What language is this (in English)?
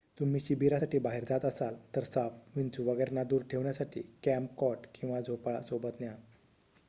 Marathi